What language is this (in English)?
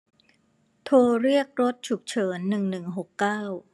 Thai